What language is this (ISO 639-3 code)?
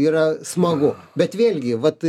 lit